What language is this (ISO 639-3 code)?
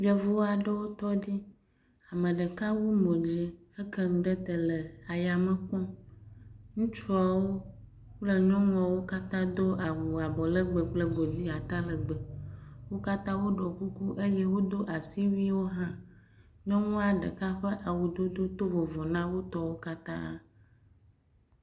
ewe